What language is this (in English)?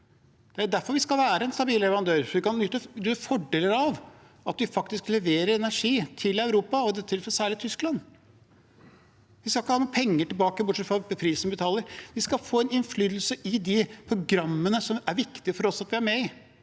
Norwegian